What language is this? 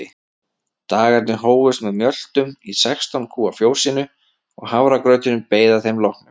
Icelandic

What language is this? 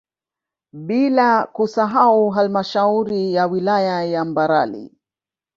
Swahili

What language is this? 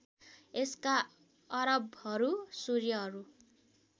Nepali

